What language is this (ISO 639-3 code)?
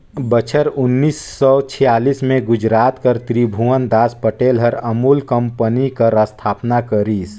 hne